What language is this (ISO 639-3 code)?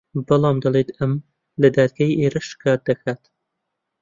ckb